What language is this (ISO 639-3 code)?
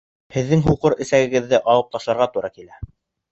bak